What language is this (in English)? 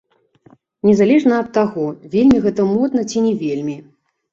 Belarusian